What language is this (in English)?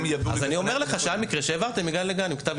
Hebrew